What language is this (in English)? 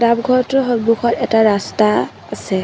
Assamese